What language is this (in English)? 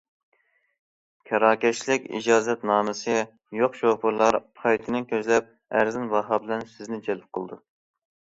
Uyghur